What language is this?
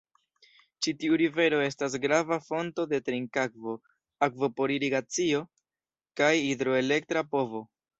Esperanto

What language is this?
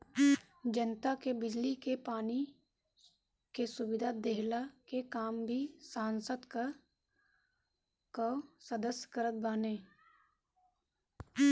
Bhojpuri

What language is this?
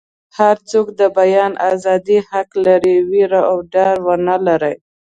Pashto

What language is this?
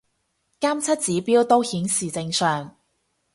Cantonese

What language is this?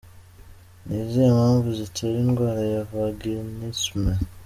Kinyarwanda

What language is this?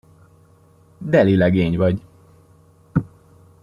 Hungarian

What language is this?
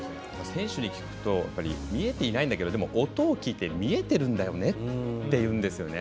Japanese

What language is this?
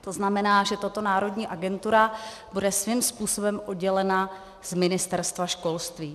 Czech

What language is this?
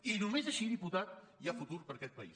Catalan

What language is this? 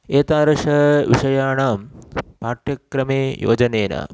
Sanskrit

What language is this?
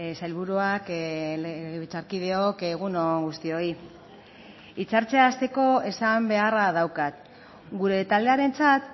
Basque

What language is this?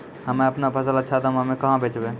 Maithili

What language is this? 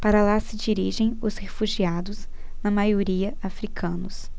Portuguese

